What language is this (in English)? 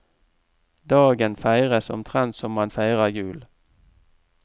Norwegian